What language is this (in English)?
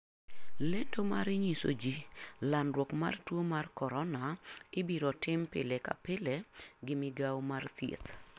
Luo (Kenya and Tanzania)